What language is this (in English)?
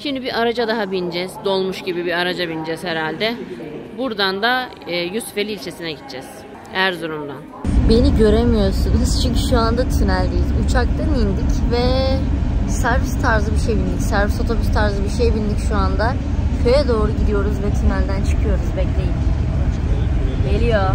Turkish